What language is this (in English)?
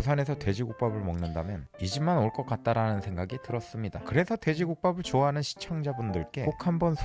Korean